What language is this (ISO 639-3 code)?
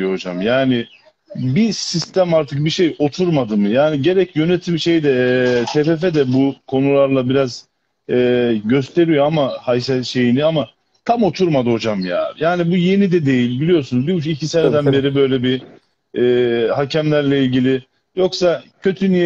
tur